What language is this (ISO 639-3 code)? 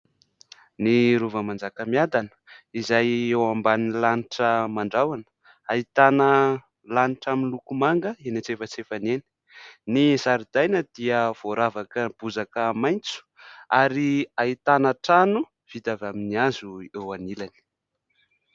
mlg